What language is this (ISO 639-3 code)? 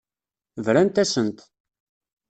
kab